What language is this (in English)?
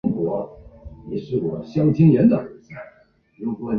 Chinese